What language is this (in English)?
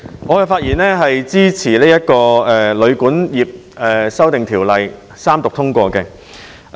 Cantonese